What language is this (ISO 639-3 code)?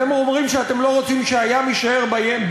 heb